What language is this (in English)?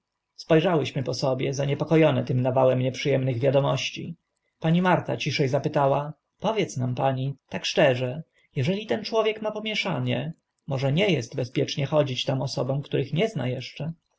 Polish